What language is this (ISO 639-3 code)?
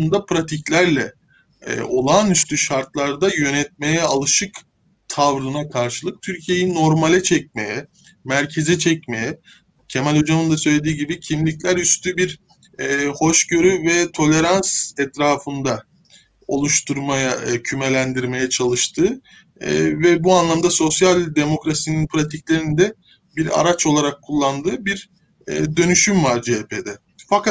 tur